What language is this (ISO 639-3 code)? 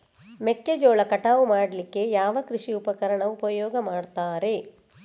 kan